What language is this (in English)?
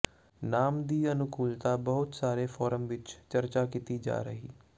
Punjabi